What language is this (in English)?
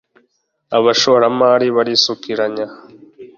Kinyarwanda